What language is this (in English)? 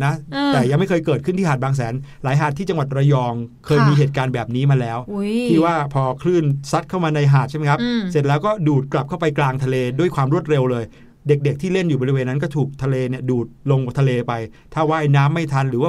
Thai